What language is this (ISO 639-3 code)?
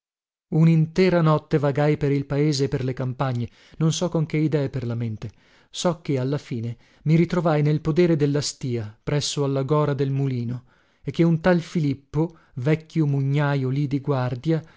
ita